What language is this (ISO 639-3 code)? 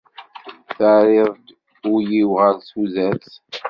kab